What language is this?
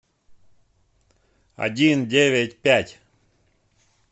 Russian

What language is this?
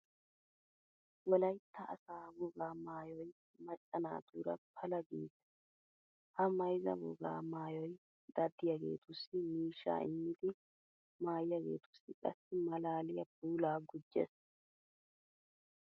Wolaytta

